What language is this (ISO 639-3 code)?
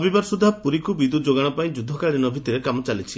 ori